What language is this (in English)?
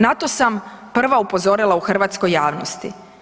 Croatian